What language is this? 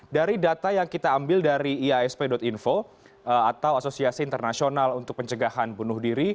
Indonesian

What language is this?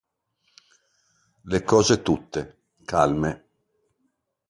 Italian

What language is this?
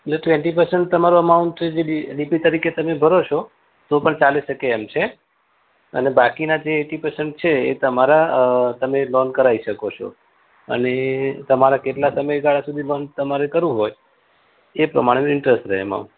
Gujarati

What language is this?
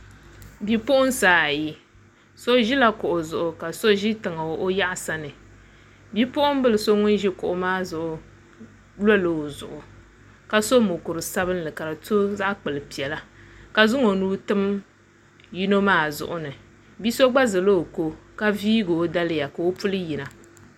Dagbani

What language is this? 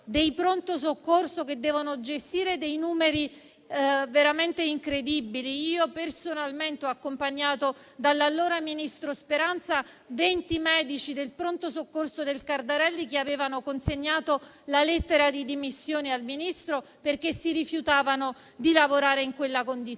Italian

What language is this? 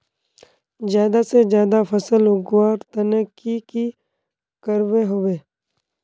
Magahi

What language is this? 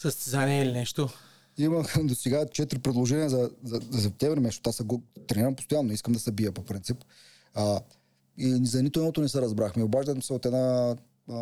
Bulgarian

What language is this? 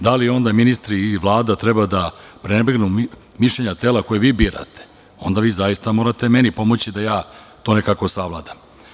Serbian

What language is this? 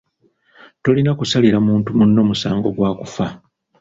Ganda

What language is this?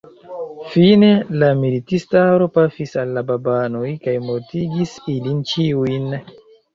Esperanto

